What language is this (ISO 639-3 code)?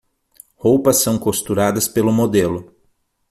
por